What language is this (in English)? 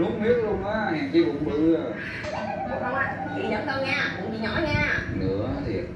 Vietnamese